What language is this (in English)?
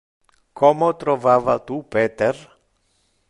Interlingua